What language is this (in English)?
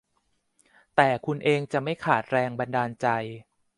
Thai